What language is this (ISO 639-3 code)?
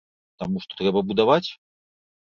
bel